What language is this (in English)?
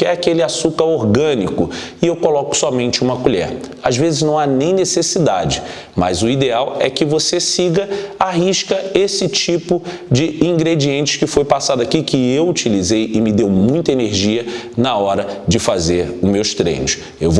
Portuguese